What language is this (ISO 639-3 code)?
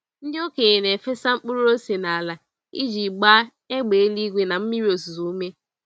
ibo